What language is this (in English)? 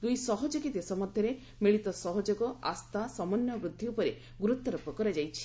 Odia